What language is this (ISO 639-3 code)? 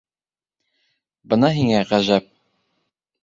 bak